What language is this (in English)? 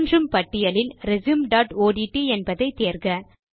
Tamil